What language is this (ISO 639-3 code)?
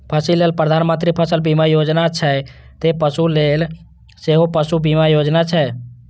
mai